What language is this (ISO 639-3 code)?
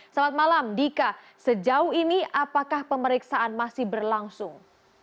ind